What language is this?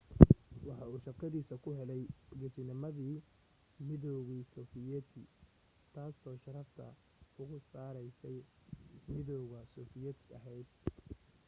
Somali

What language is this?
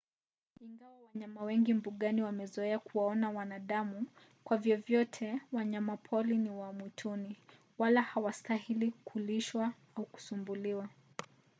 Swahili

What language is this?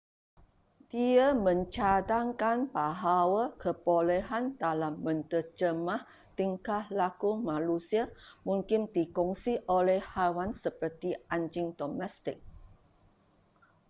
Malay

